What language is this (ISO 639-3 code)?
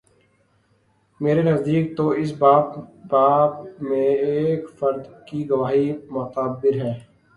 urd